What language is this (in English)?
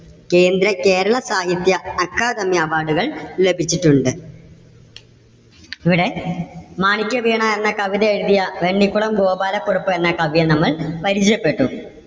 Malayalam